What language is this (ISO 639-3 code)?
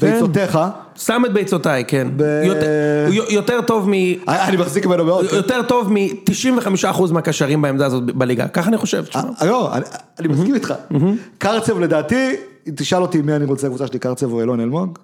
heb